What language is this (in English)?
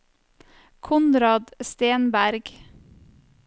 Norwegian